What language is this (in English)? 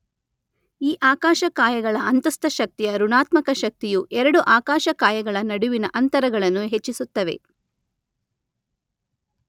Kannada